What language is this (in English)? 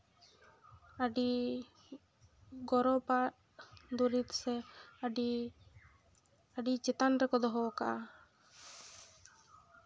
Santali